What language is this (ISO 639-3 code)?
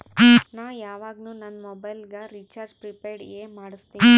kan